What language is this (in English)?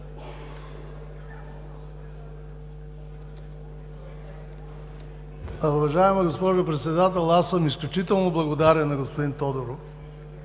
Bulgarian